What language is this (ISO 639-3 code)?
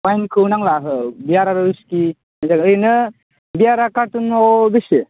brx